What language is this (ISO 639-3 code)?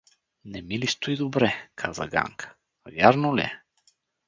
bul